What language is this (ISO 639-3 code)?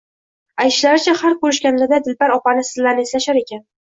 uzb